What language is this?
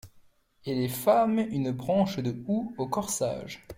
French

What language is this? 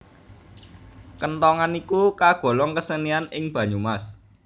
Javanese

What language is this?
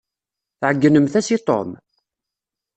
Kabyle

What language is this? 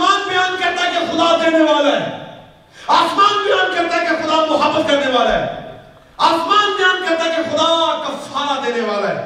Urdu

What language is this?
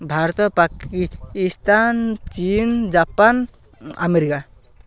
Odia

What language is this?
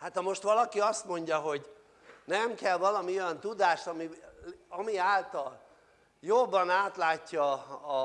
Hungarian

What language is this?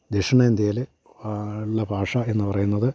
Malayalam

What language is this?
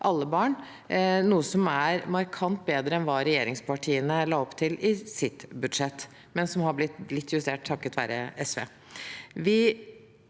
Norwegian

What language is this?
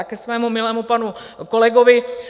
Czech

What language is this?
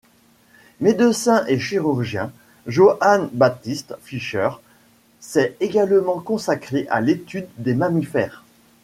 French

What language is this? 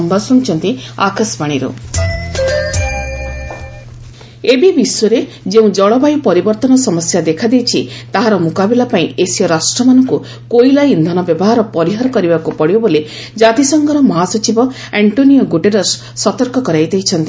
Odia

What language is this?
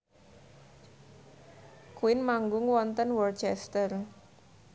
Javanese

